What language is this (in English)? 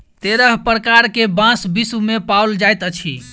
Maithili